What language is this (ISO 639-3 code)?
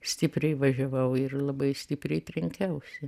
lit